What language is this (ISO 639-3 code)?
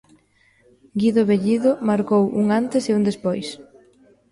glg